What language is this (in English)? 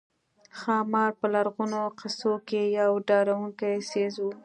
Pashto